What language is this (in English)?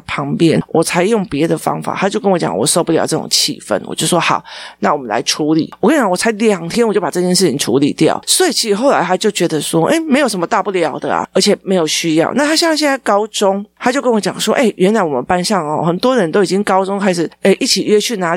Chinese